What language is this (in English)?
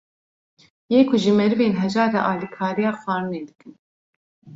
Kurdish